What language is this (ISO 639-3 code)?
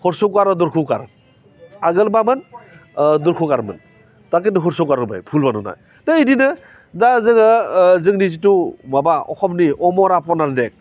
brx